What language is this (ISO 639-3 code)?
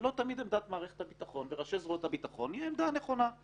heb